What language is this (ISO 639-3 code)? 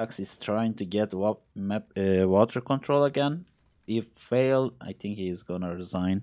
tur